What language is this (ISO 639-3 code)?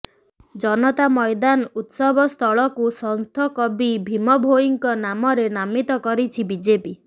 ori